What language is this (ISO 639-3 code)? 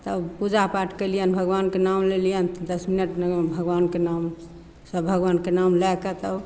mai